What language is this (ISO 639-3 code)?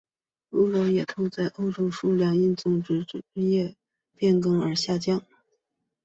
zho